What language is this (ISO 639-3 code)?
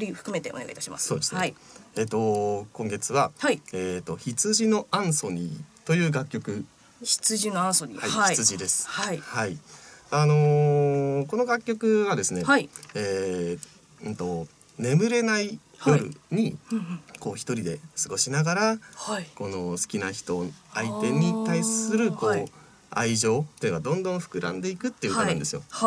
jpn